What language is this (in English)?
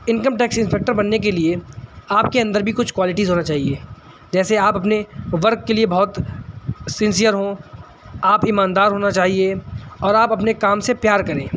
Urdu